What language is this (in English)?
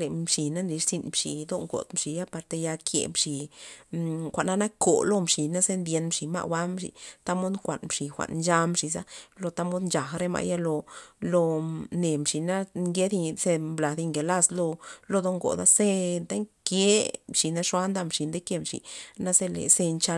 Loxicha Zapotec